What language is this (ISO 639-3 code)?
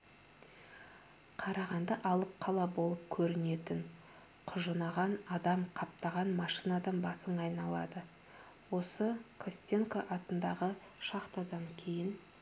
kaz